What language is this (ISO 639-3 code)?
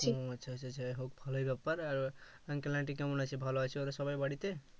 ben